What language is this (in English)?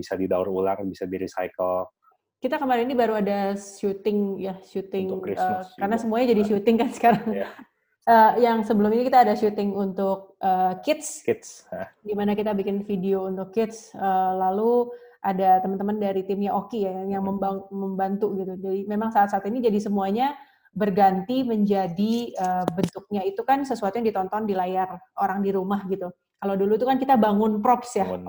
Indonesian